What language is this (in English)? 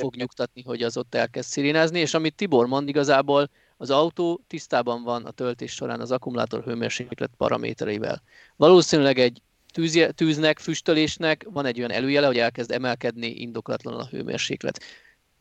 Hungarian